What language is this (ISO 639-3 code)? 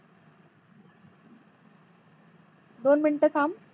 mar